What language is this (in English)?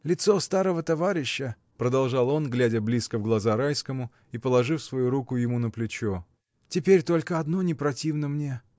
Russian